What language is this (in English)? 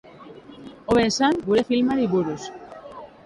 Basque